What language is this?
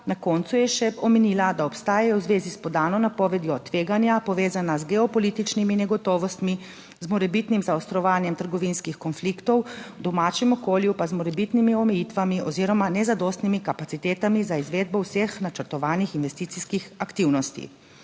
Slovenian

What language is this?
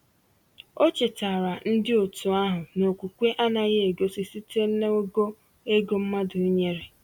Igbo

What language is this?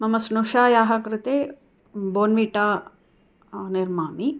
Sanskrit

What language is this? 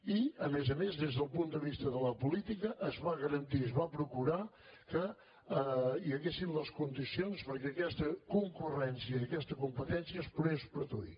Catalan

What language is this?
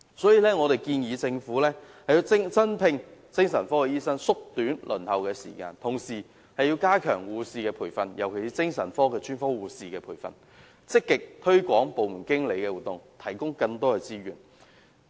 Cantonese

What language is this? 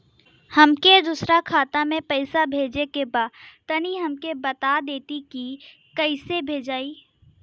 Bhojpuri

